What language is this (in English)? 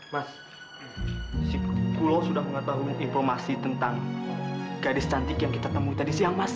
Indonesian